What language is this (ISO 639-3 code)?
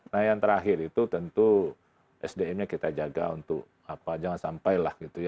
ind